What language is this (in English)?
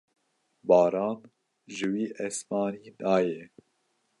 Kurdish